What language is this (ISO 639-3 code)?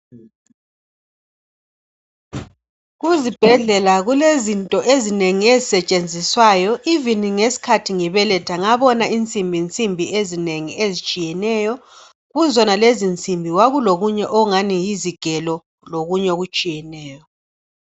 nde